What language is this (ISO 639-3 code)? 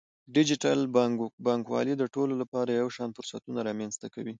pus